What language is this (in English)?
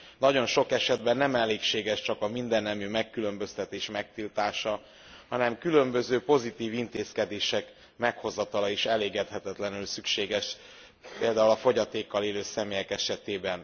Hungarian